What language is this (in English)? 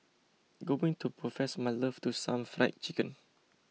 English